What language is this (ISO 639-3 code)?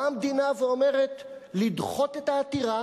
heb